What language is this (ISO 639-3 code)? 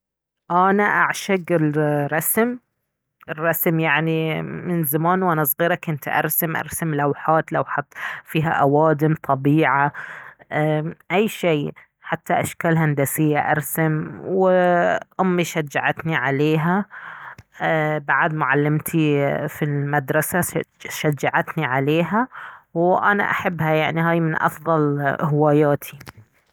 abv